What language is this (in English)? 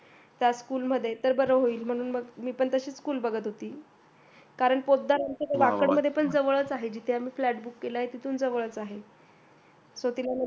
Marathi